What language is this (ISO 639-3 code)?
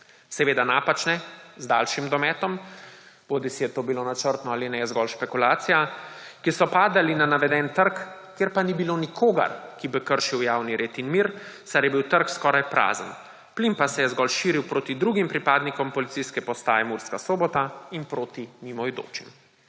slv